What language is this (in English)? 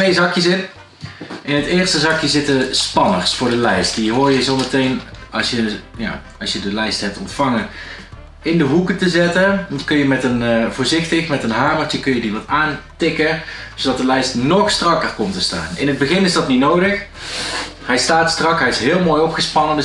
Dutch